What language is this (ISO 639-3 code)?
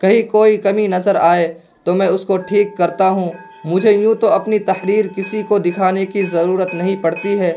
urd